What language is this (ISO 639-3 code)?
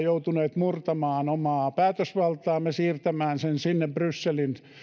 fin